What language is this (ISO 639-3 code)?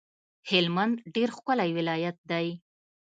pus